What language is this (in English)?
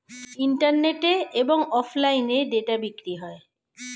Bangla